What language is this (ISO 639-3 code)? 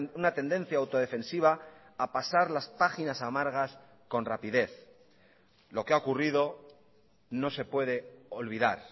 spa